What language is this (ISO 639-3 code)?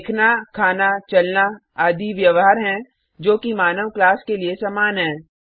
hin